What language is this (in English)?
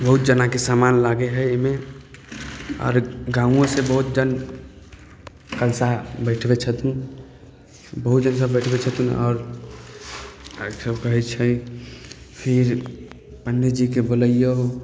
Maithili